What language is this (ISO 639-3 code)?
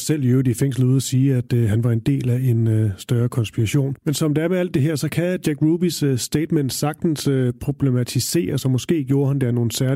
dan